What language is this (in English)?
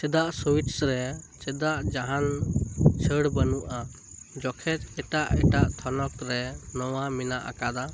Santali